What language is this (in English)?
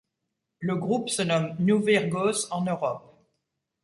French